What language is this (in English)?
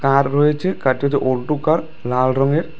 Bangla